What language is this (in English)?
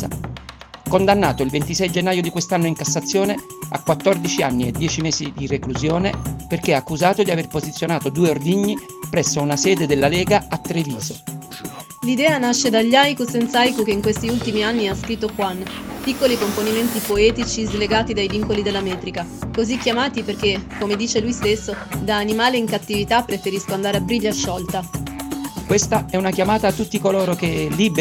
Italian